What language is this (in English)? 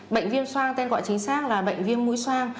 Vietnamese